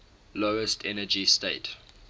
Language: English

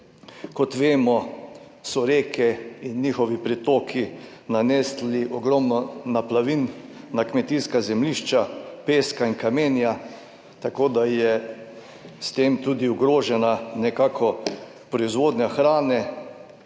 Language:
Slovenian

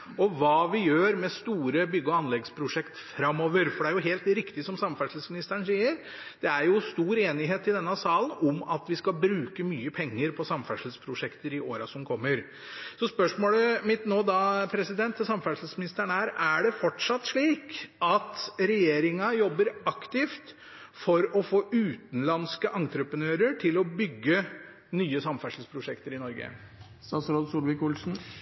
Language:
Norwegian Bokmål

